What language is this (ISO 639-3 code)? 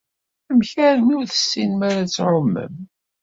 kab